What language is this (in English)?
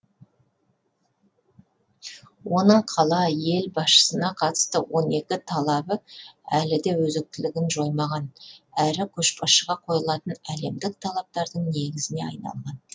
Kazakh